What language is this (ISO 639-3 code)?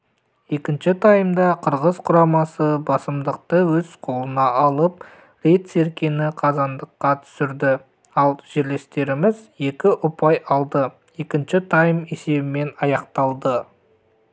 kaz